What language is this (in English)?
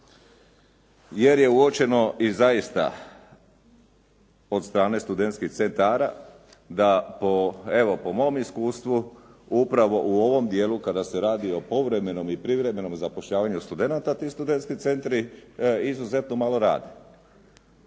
Croatian